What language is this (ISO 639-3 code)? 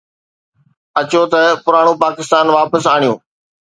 snd